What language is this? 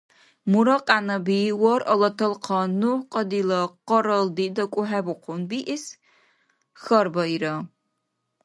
Dargwa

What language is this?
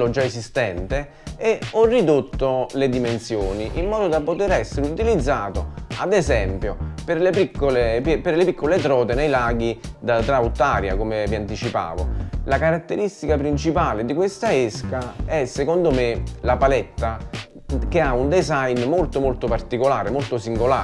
Italian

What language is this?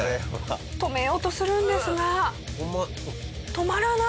Japanese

